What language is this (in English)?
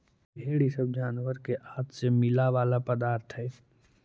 Magahi